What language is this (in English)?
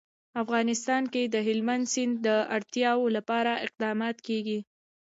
Pashto